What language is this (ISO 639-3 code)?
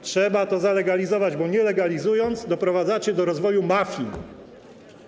pol